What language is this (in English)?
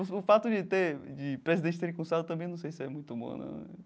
Portuguese